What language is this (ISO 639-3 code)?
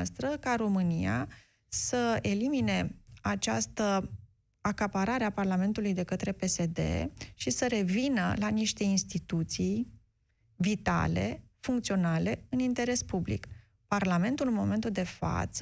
ron